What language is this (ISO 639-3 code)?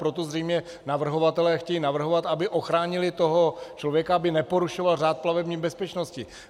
ces